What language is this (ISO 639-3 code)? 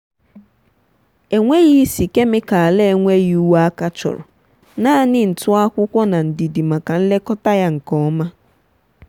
ibo